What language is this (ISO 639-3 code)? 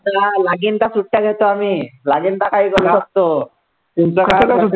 mar